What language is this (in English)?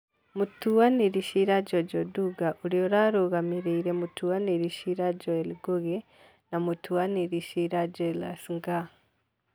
Kikuyu